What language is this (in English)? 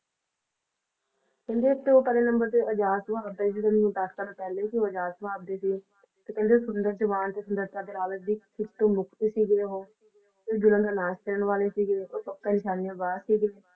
Punjabi